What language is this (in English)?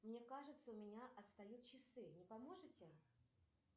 Russian